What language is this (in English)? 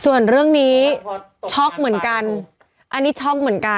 Thai